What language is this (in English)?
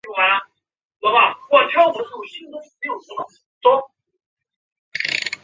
Chinese